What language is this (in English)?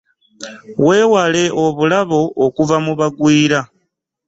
Ganda